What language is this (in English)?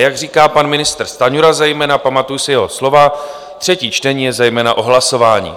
Czech